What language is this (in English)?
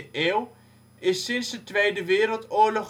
Dutch